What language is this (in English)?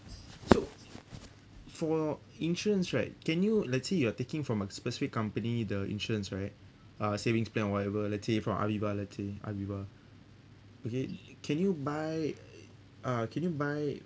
English